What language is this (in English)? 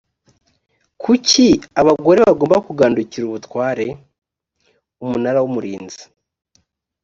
Kinyarwanda